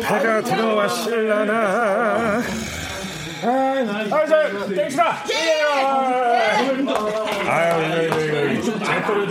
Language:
Korean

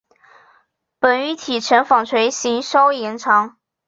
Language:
Chinese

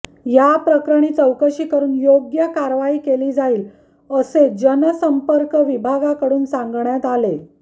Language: Marathi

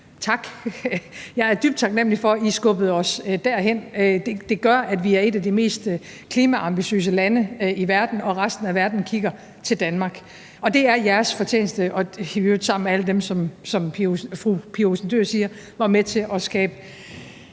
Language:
Danish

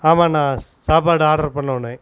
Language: Tamil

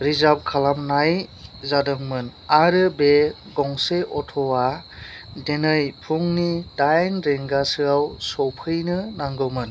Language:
Bodo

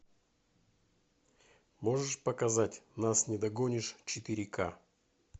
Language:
Russian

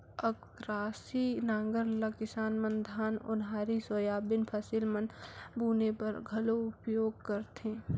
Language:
Chhattisgarhi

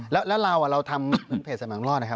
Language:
Thai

